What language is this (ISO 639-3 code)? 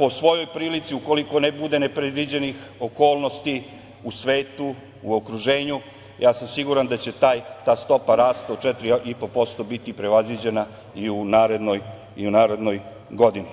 srp